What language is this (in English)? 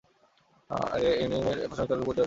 Bangla